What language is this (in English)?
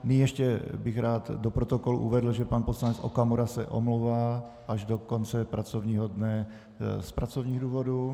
Czech